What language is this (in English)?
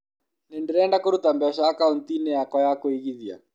Kikuyu